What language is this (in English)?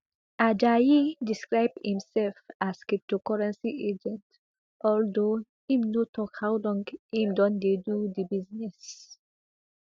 Nigerian Pidgin